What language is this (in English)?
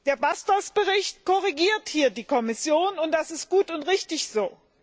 German